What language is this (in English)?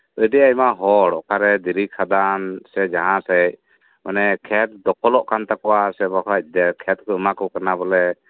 Santali